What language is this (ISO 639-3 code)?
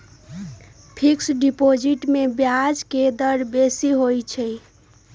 mag